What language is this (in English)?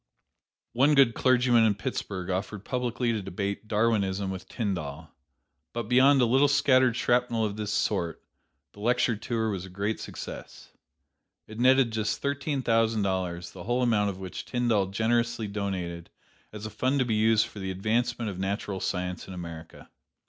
English